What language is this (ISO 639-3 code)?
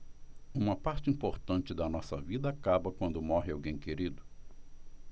por